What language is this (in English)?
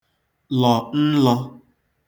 Igbo